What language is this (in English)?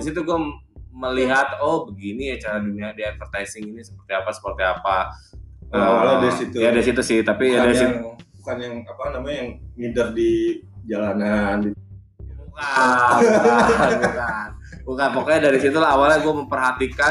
Indonesian